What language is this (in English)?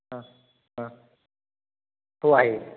Marathi